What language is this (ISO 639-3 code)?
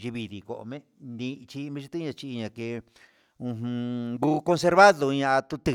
mxs